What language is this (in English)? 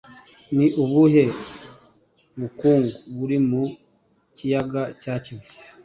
Kinyarwanda